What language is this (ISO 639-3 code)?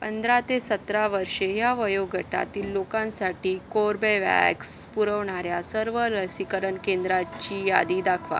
mar